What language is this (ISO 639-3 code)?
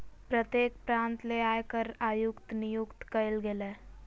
mag